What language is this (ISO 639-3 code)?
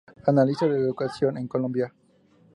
spa